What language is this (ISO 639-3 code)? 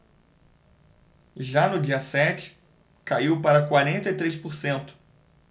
por